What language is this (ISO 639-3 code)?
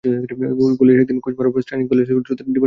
ben